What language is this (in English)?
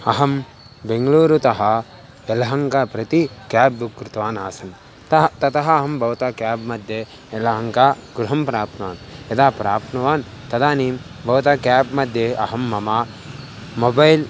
Sanskrit